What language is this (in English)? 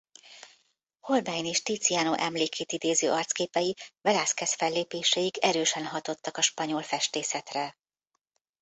Hungarian